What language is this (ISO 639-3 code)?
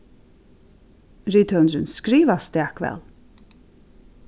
fao